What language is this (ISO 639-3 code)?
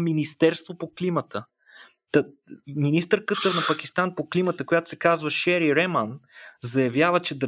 bul